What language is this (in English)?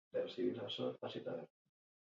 Basque